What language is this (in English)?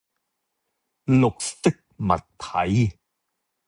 Cantonese